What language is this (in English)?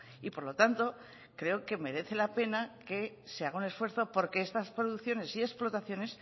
Spanish